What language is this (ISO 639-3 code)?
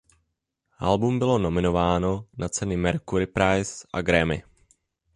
ces